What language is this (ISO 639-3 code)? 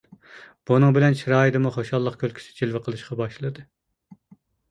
uig